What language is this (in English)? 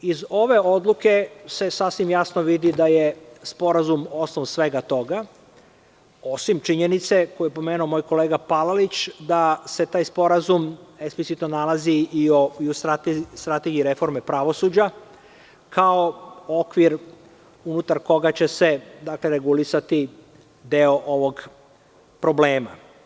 Serbian